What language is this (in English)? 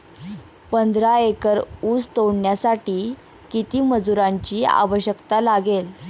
Marathi